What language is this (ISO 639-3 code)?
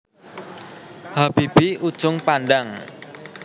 jav